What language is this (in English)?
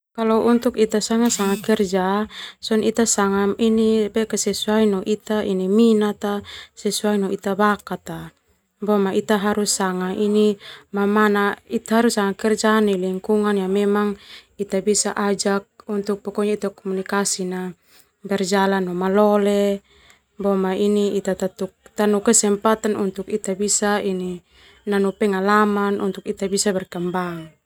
Termanu